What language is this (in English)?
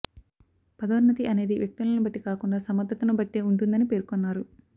Telugu